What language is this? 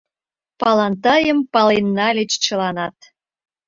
Mari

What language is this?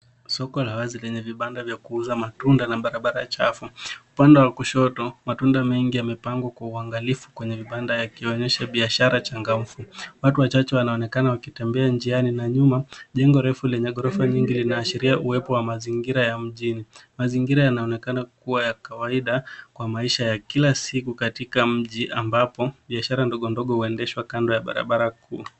Swahili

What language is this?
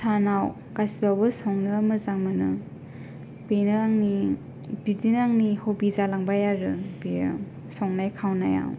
Bodo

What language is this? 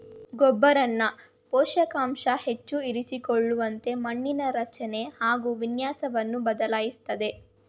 Kannada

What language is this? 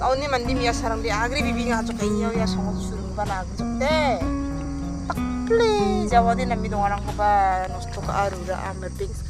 Arabic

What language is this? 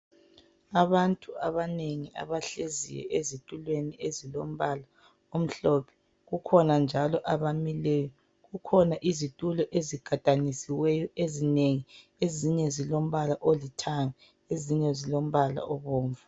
North Ndebele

